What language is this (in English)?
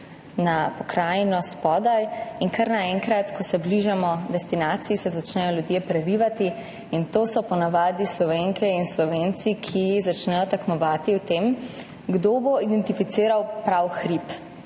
Slovenian